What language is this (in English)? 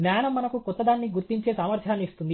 Telugu